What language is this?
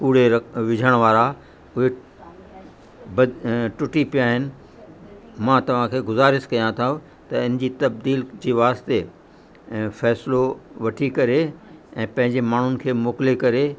Sindhi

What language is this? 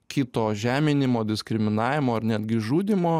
Lithuanian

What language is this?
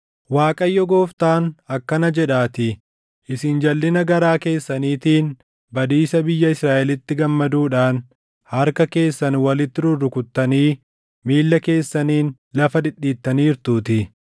Oromo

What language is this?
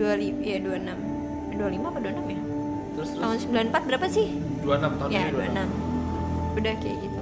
Indonesian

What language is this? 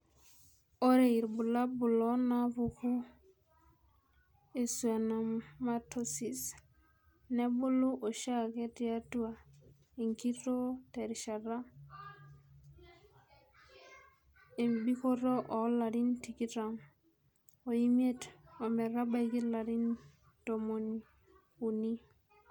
Masai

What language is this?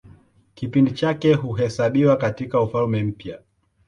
Swahili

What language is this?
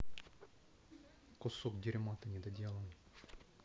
Russian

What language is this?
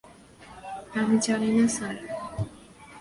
Bangla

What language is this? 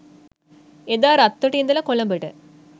Sinhala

